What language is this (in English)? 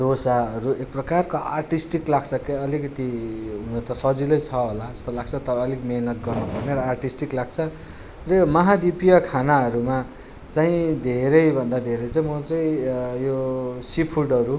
Nepali